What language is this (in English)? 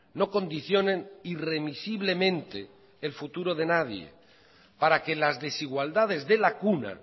Spanish